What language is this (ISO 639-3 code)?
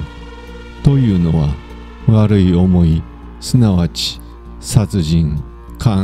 jpn